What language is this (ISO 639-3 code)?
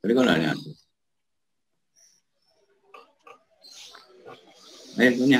ind